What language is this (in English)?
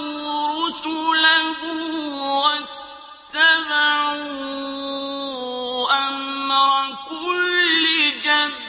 Arabic